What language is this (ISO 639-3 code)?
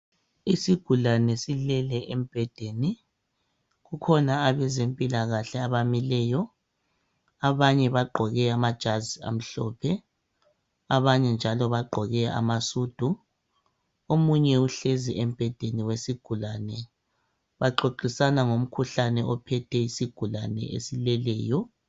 nde